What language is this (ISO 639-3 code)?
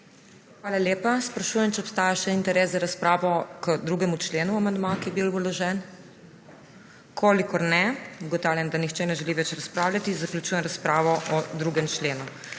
slv